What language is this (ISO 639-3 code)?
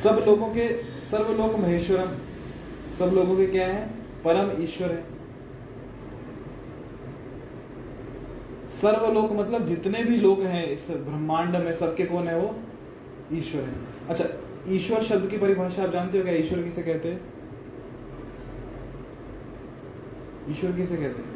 hin